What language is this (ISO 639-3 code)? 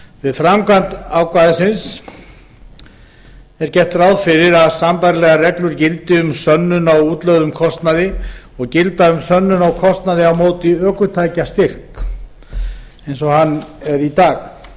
isl